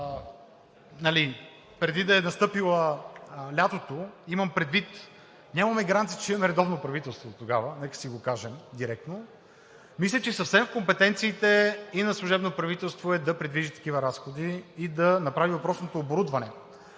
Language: Bulgarian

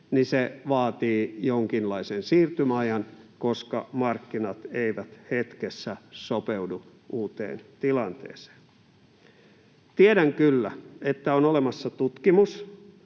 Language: Finnish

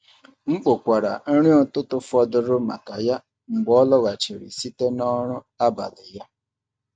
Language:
Igbo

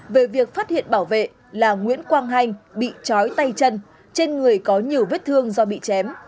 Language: Vietnamese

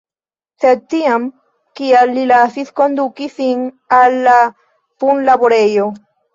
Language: Esperanto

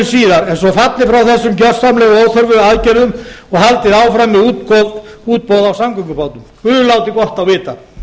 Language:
Icelandic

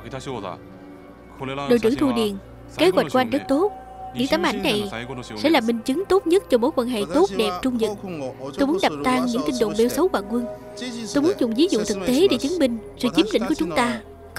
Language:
Vietnamese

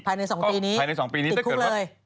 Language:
Thai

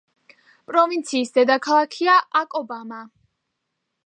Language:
Georgian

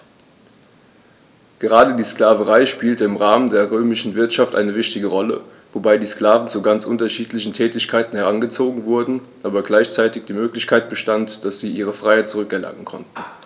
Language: German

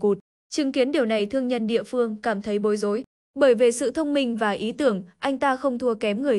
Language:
Vietnamese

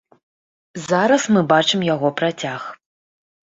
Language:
Belarusian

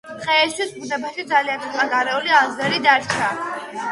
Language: Georgian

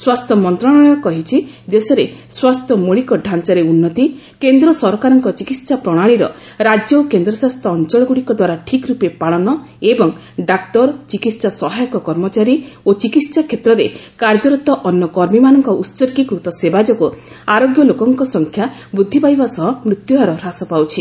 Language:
Odia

